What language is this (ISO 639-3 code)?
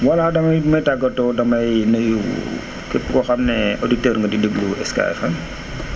wol